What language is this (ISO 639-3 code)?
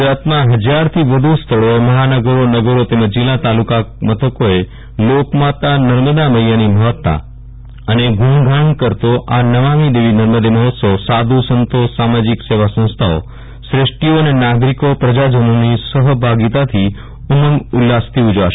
guj